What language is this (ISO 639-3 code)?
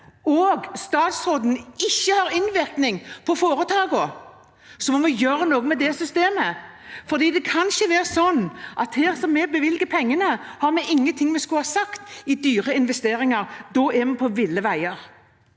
nor